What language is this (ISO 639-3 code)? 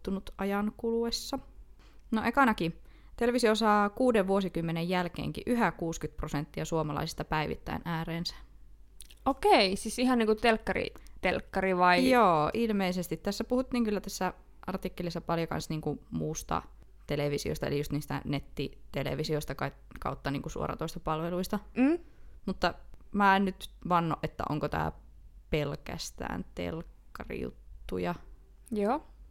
fin